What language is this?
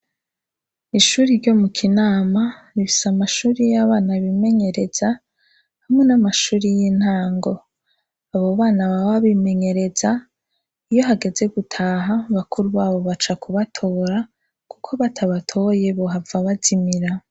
Rundi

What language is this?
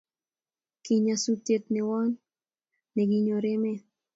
Kalenjin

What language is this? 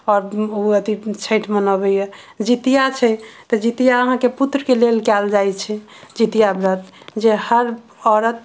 Maithili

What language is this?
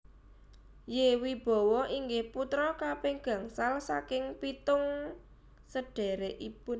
Javanese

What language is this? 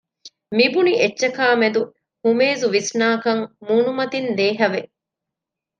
Divehi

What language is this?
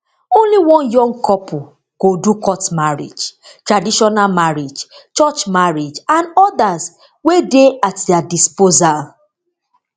Nigerian Pidgin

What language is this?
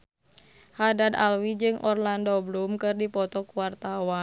Sundanese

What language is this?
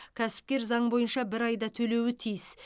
Kazakh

